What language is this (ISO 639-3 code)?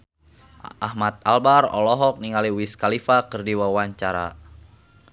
sun